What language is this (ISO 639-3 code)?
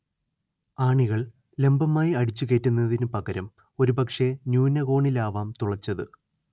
mal